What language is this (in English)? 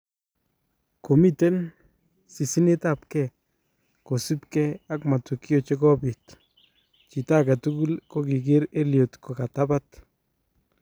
Kalenjin